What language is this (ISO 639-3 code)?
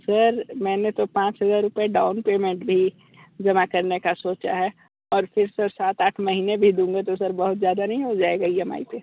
hin